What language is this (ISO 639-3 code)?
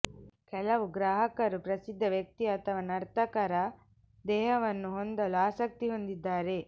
kan